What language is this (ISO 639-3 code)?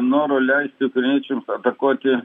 lit